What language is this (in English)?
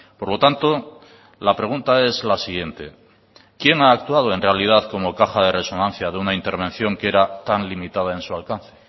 Spanish